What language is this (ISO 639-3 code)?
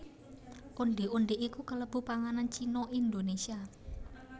jav